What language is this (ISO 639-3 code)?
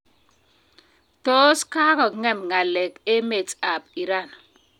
kln